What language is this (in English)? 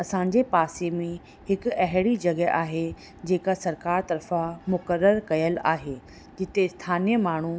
Sindhi